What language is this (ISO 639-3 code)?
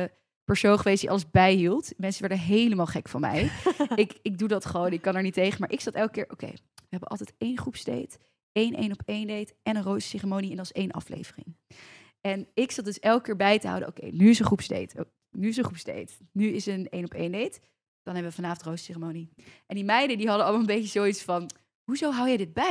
nld